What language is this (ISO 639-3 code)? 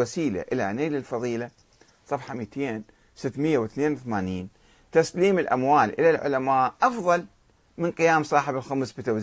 ara